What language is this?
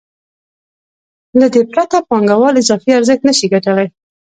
Pashto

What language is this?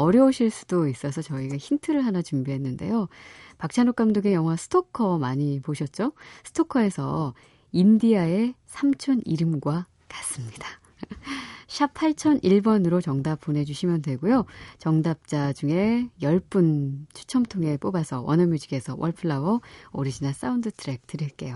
Korean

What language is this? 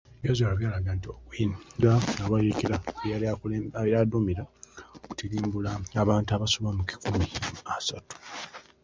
Ganda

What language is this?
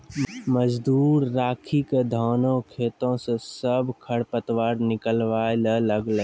Maithili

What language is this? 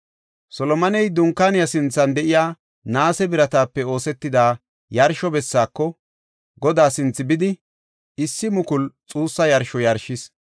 Gofa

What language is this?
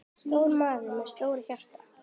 Icelandic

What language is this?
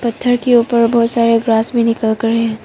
Hindi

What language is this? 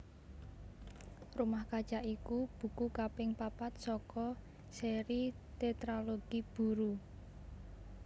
Javanese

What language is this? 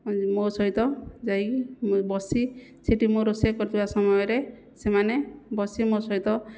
Odia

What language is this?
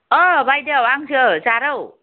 Bodo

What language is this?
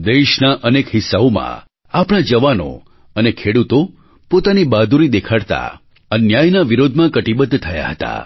Gujarati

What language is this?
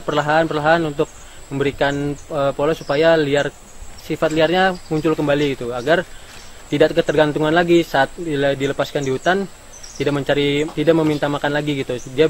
Indonesian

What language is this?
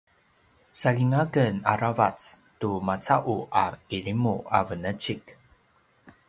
Paiwan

